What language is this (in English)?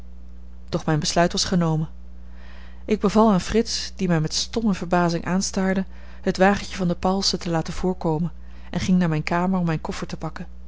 Dutch